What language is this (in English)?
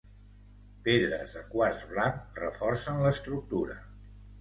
Catalan